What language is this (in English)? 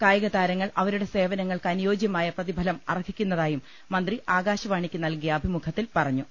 Malayalam